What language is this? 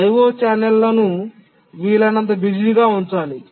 Telugu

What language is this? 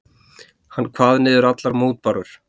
Icelandic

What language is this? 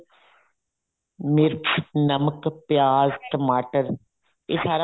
Punjabi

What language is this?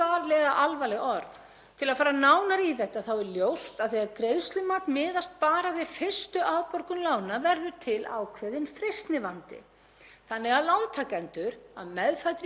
Icelandic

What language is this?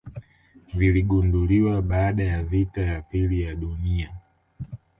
Swahili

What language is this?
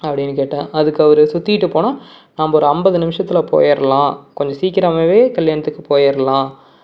Tamil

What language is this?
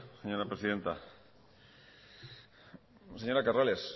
Spanish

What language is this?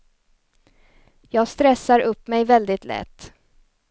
Swedish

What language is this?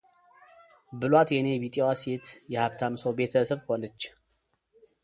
Amharic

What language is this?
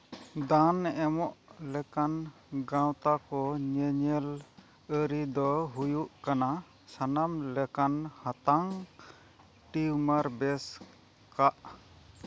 Santali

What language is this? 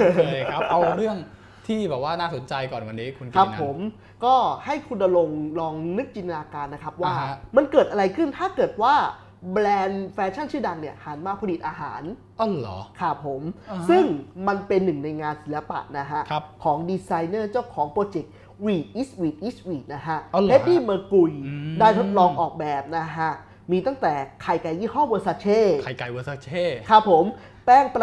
Thai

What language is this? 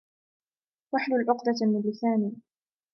Arabic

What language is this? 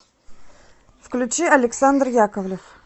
Russian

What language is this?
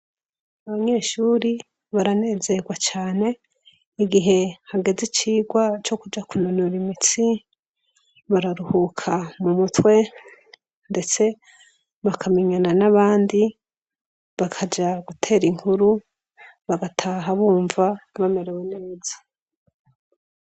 Rundi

